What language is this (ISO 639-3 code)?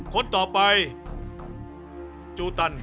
tha